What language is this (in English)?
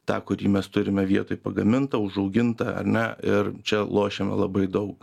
Lithuanian